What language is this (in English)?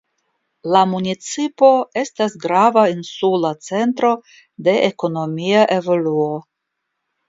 Esperanto